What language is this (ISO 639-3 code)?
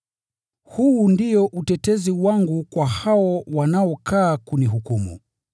swa